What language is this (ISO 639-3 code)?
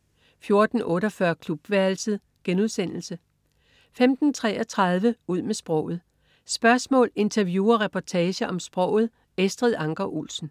dan